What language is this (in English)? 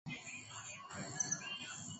Swahili